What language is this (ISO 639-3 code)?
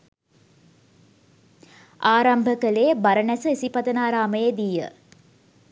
sin